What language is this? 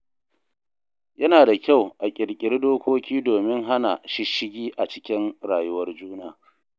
Hausa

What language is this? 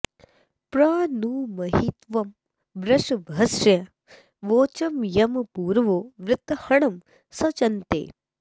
Sanskrit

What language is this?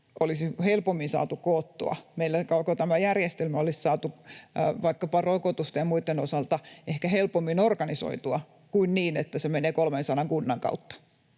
Finnish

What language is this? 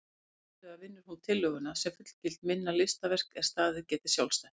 Icelandic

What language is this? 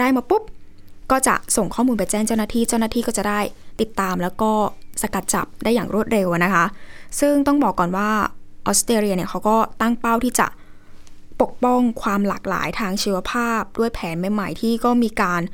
Thai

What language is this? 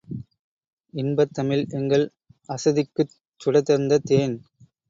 Tamil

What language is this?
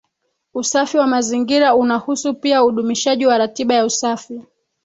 Swahili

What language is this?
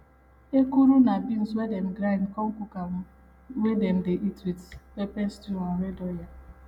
Nigerian Pidgin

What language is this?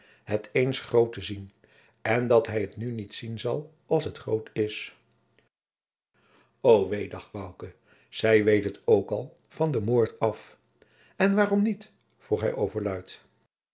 Dutch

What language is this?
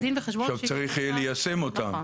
Hebrew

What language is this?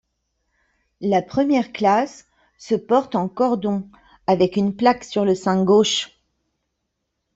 French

